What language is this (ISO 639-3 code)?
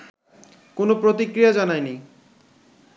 ben